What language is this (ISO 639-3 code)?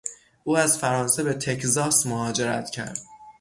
fas